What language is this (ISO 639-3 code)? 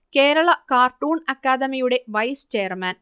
mal